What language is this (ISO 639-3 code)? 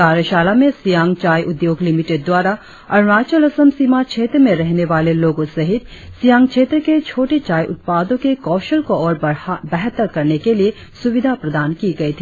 hin